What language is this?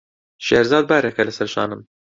Central Kurdish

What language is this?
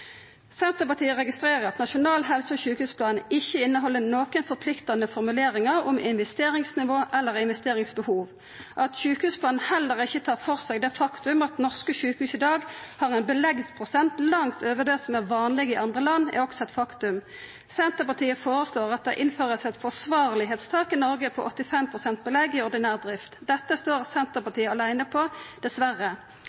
Norwegian Nynorsk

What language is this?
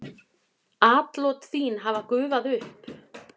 Icelandic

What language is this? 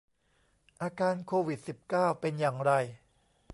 Thai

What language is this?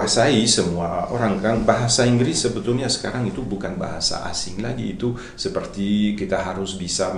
Indonesian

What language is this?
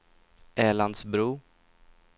Swedish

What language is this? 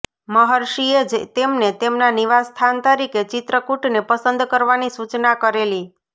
Gujarati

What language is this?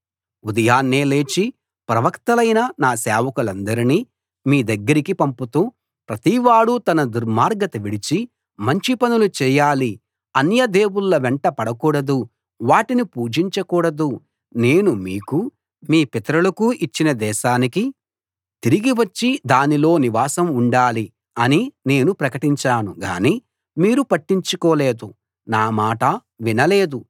Telugu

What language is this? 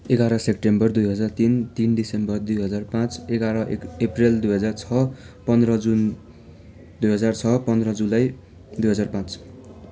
Nepali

